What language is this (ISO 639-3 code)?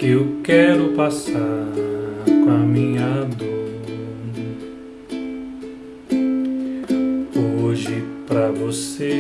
por